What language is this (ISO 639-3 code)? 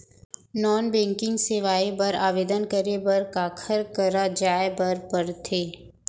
hne